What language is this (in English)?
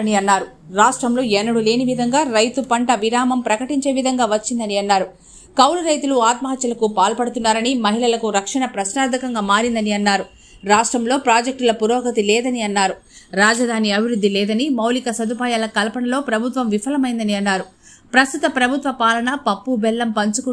Romanian